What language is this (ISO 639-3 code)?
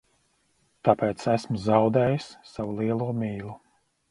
lav